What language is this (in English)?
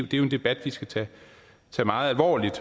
Danish